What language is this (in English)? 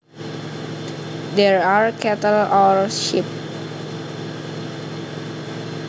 Javanese